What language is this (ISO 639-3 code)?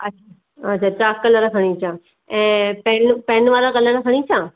snd